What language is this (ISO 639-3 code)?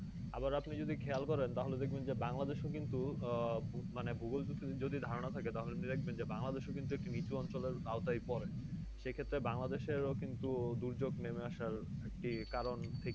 ben